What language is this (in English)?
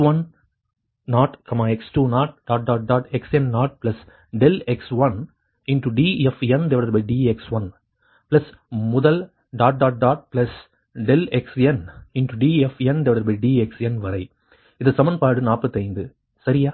Tamil